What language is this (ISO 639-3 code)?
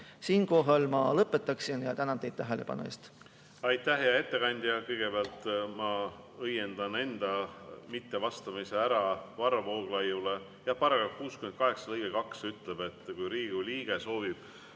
est